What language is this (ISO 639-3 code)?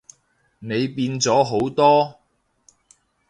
yue